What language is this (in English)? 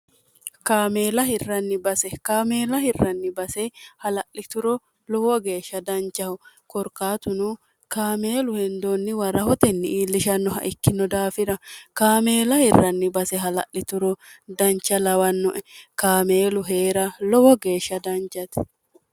Sidamo